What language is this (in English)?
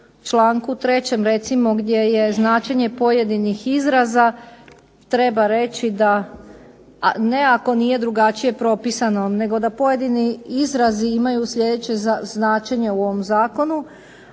Croatian